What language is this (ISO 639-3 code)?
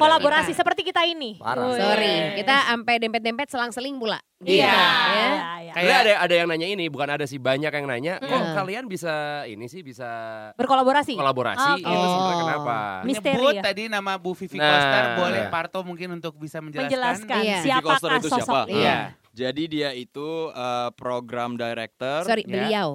ind